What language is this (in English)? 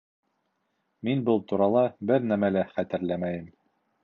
Bashkir